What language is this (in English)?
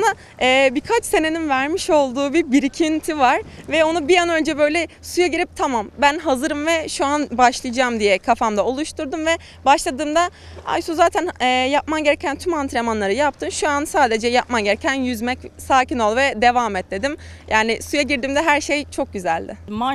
Turkish